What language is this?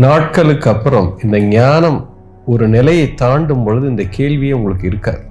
Tamil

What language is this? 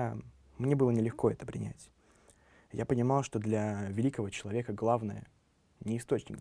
Russian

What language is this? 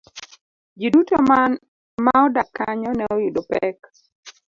Luo (Kenya and Tanzania)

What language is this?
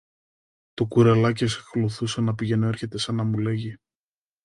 Greek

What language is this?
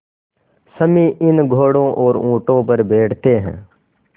Hindi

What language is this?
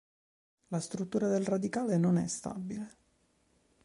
Italian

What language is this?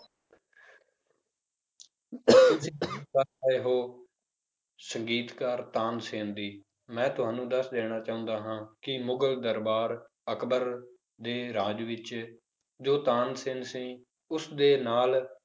Punjabi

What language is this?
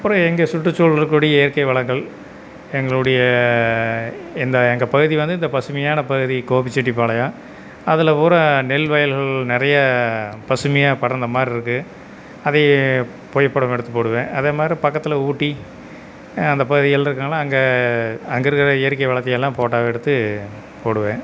Tamil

